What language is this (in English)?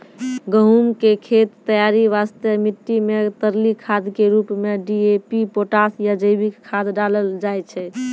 Maithili